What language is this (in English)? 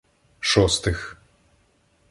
Ukrainian